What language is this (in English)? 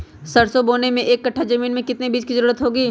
Magahi